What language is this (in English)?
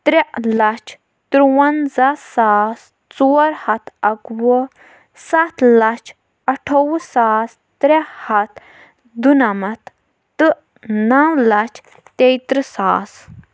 Kashmiri